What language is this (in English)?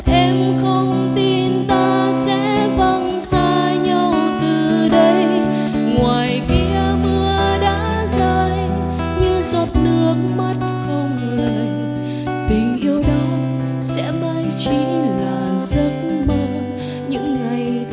Vietnamese